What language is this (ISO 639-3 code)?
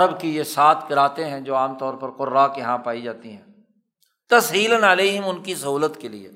urd